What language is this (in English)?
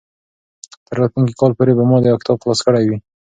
Pashto